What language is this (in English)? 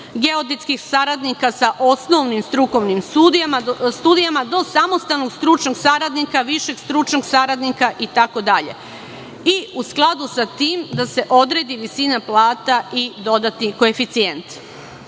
Serbian